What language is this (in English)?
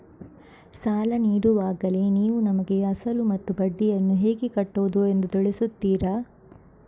Kannada